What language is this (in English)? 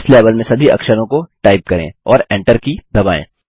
Hindi